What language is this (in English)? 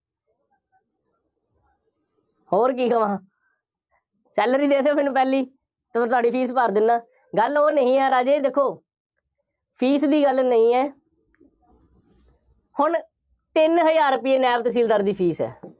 Punjabi